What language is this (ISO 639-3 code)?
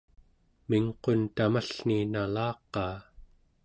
esu